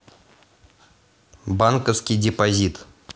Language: Russian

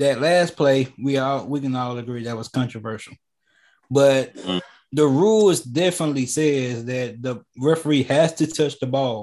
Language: English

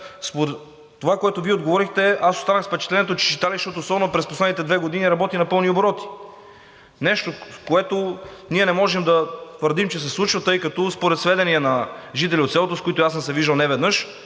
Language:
Bulgarian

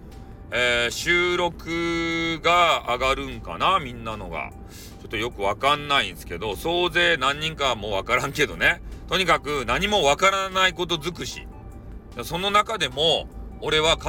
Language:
Japanese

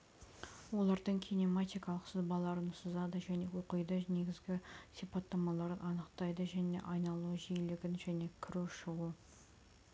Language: Kazakh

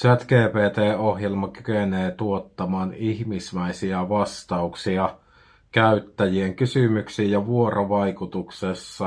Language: Finnish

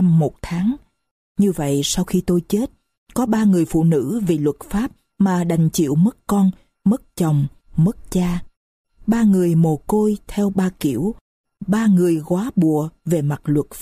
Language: Vietnamese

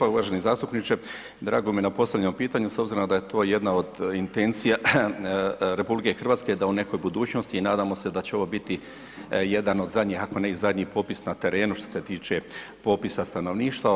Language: Croatian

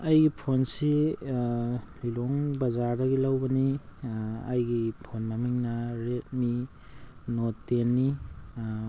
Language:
Manipuri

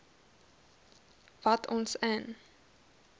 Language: Afrikaans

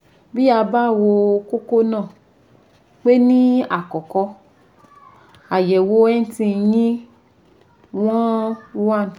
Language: Yoruba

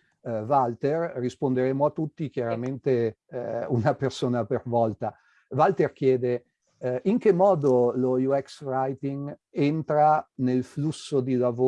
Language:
Italian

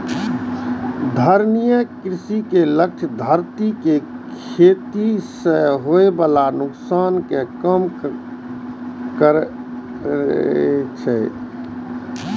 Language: Maithili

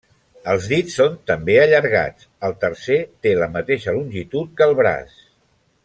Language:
Catalan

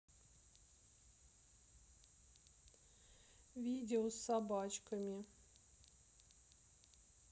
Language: Russian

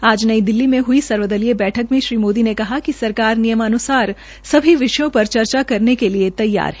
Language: Hindi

